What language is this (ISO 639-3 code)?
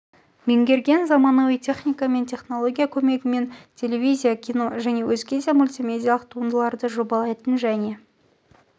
kaz